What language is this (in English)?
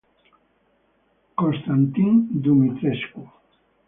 Italian